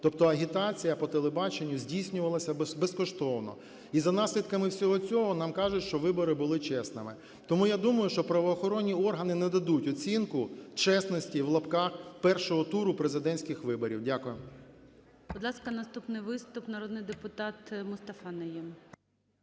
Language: Ukrainian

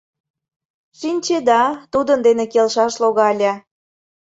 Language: Mari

